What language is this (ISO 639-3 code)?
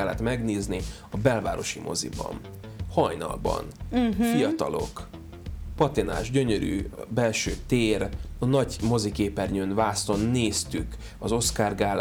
hun